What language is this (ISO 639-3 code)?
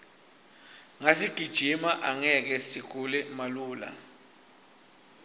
ssw